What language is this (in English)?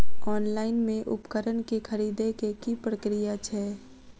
Maithili